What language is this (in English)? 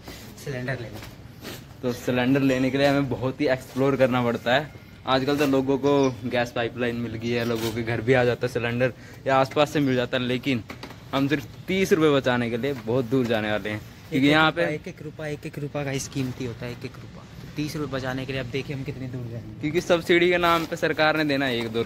Hindi